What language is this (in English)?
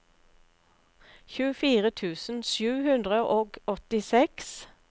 Norwegian